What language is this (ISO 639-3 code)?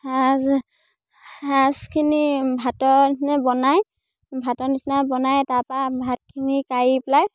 asm